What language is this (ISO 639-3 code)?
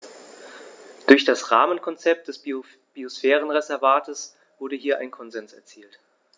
deu